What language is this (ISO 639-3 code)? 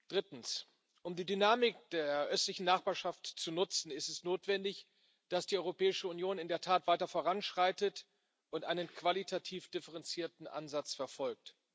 deu